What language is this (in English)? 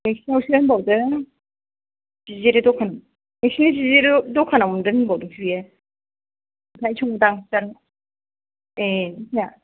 Bodo